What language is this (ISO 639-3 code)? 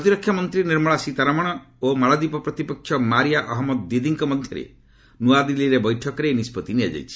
ori